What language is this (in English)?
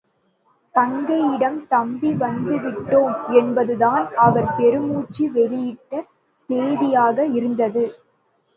Tamil